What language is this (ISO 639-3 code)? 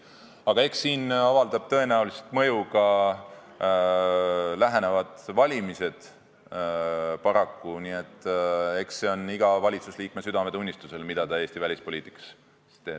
est